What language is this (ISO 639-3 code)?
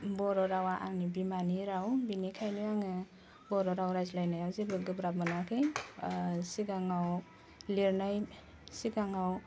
brx